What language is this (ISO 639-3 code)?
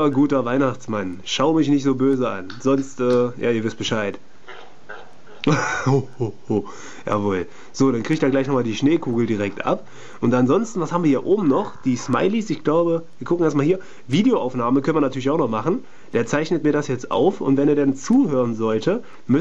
deu